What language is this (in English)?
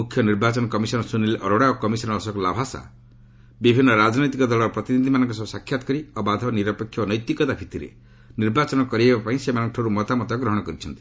Odia